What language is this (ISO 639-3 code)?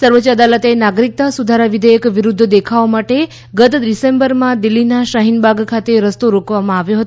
guj